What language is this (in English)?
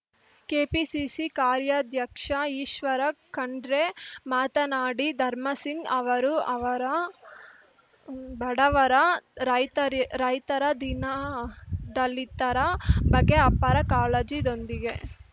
Kannada